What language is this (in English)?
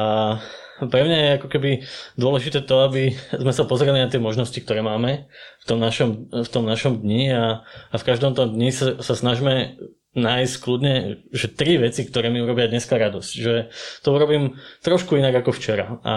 Slovak